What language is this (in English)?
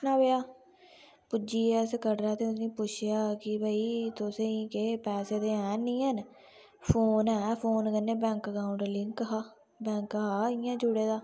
Dogri